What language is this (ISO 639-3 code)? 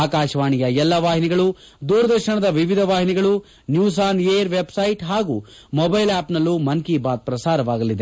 kan